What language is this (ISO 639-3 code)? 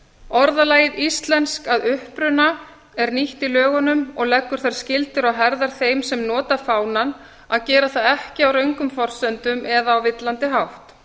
isl